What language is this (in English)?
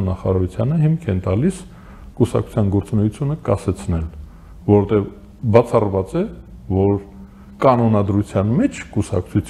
Turkish